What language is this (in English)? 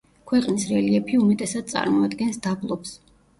Georgian